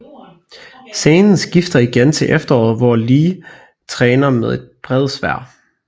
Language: Danish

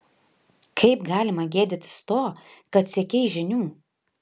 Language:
Lithuanian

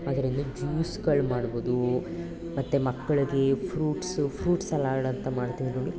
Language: Kannada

